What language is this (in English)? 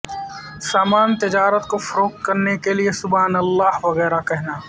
Urdu